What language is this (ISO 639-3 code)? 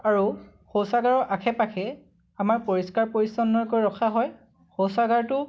asm